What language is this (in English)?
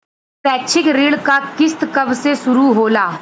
Bhojpuri